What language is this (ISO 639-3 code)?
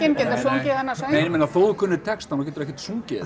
isl